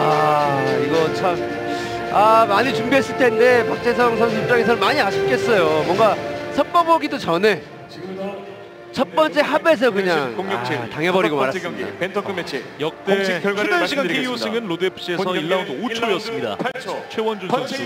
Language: Korean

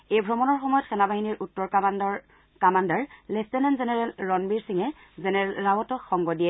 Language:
Assamese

